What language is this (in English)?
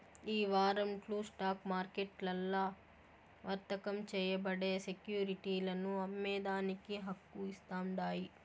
Telugu